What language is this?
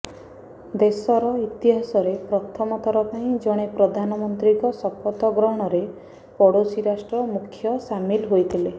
Odia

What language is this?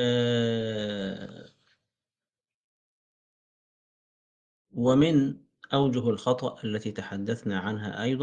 Arabic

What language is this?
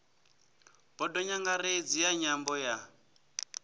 Venda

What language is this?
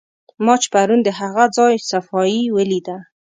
Pashto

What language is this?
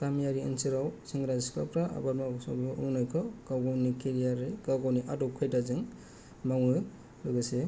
Bodo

